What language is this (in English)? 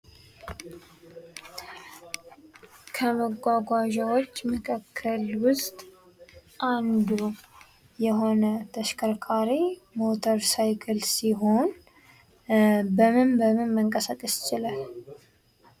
Amharic